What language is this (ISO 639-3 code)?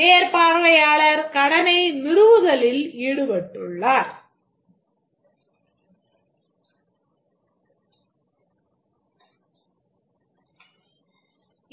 tam